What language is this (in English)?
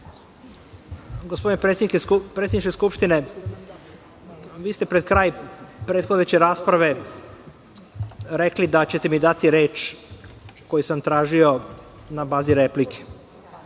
Serbian